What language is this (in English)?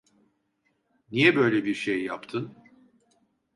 Turkish